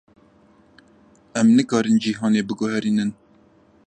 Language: Kurdish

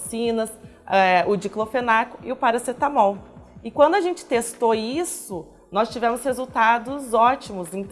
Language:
Portuguese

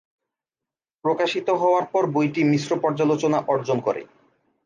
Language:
Bangla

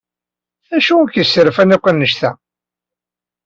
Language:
Kabyle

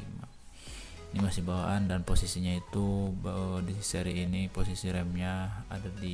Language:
Indonesian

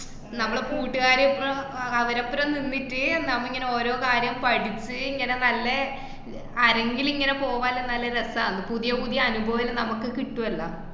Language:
Malayalam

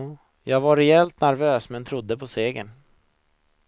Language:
Swedish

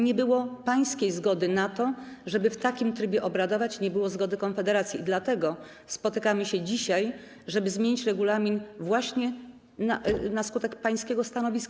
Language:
Polish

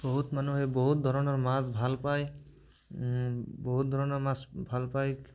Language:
Assamese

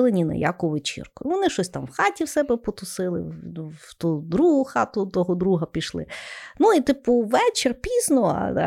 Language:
Ukrainian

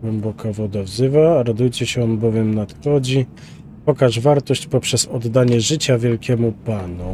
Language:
Polish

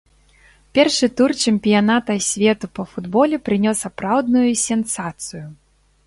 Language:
Belarusian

